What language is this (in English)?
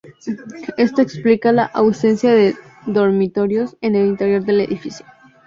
Spanish